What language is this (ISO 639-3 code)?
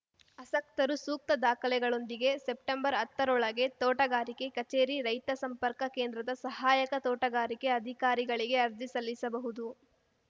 kan